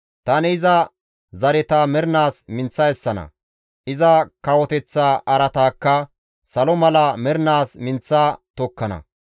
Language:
Gamo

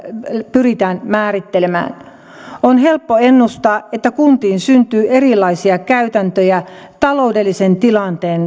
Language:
Finnish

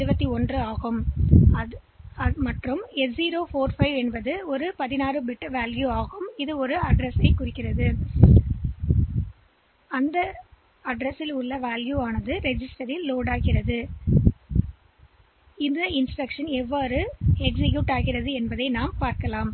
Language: Tamil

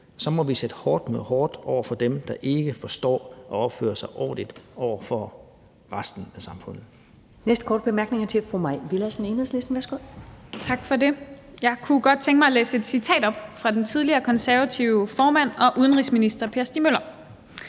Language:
Danish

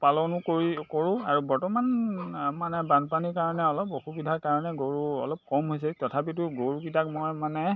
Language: Assamese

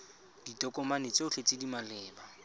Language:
Tswana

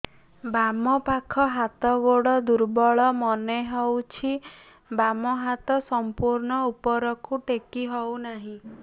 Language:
Odia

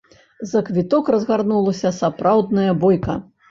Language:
Belarusian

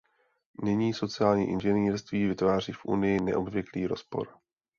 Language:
Czech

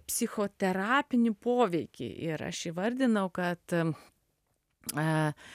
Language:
Lithuanian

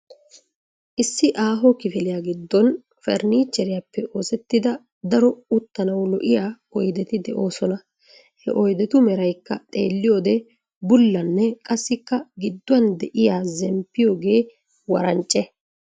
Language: Wolaytta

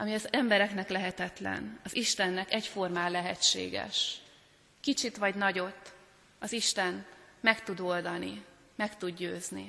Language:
Hungarian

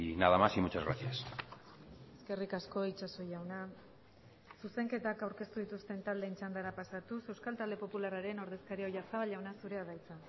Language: Basque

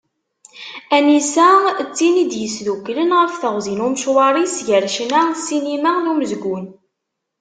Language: Kabyle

